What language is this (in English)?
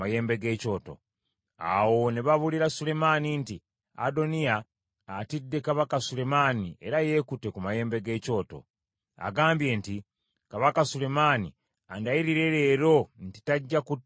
Ganda